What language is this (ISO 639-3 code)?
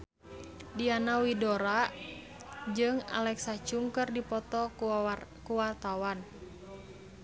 sun